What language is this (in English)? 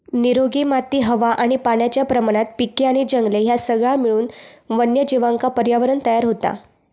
Marathi